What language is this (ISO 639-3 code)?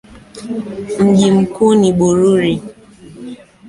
swa